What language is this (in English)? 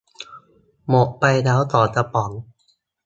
Thai